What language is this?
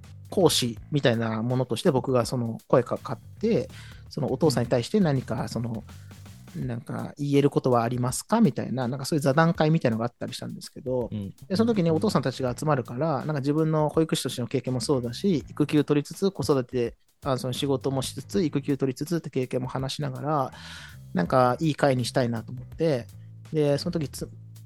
Japanese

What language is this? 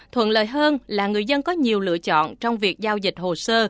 Vietnamese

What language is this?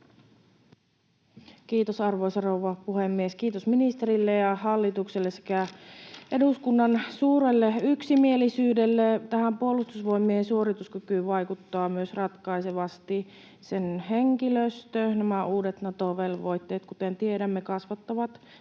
Finnish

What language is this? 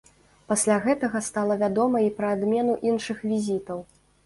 Belarusian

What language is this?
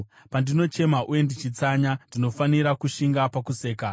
Shona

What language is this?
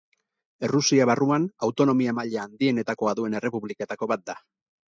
Basque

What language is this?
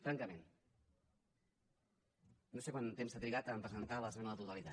Catalan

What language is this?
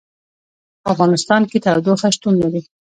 Pashto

